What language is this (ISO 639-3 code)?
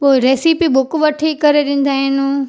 snd